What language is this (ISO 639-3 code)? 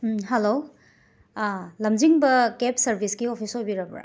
mni